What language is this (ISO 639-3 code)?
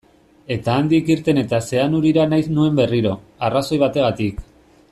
eus